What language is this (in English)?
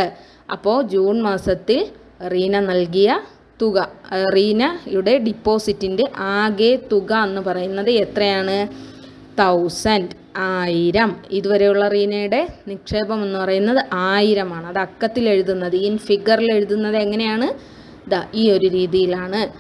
Malayalam